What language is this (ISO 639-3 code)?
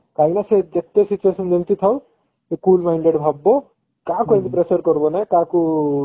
ori